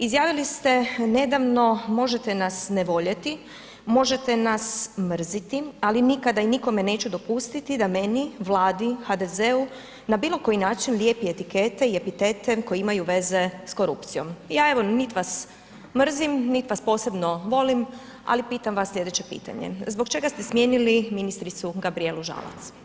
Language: Croatian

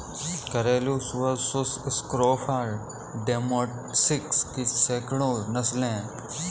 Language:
Hindi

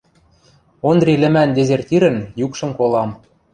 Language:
Western Mari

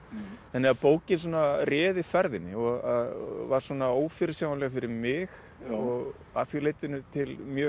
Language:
Icelandic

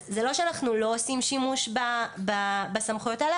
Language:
Hebrew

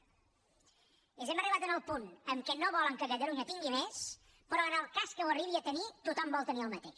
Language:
Catalan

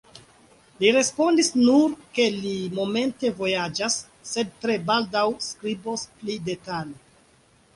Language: Esperanto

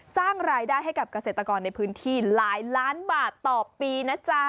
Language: Thai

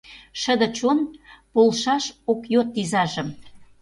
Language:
Mari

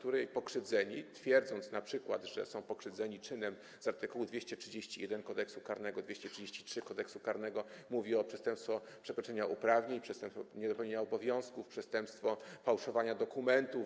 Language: Polish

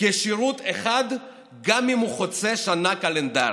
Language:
Hebrew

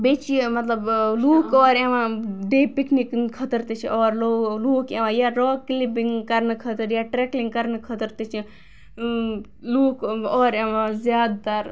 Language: Kashmiri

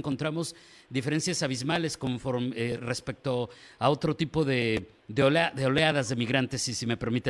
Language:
Spanish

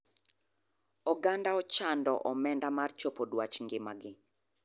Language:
Luo (Kenya and Tanzania)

